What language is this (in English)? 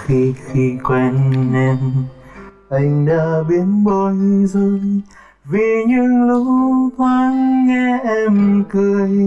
Vietnamese